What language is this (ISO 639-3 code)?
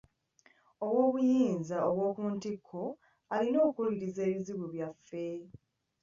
lug